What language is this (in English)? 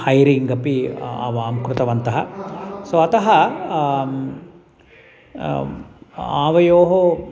Sanskrit